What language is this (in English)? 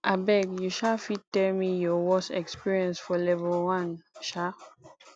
Nigerian Pidgin